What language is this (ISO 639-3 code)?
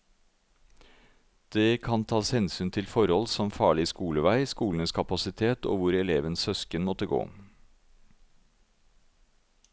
nor